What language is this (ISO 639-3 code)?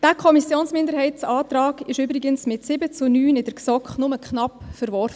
gsw